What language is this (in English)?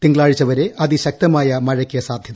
Malayalam